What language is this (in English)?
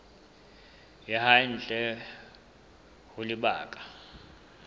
Southern Sotho